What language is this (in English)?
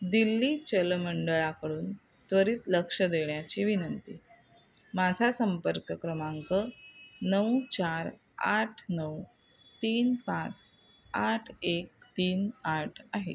Marathi